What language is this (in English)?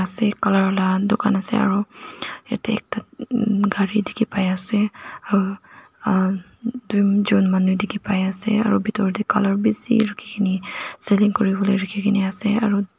Naga Pidgin